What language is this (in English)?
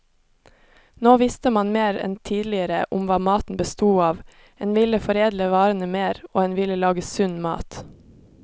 Norwegian